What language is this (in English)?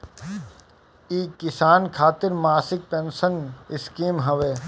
Bhojpuri